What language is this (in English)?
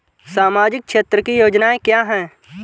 Hindi